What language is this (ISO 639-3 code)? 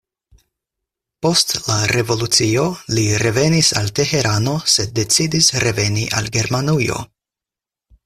epo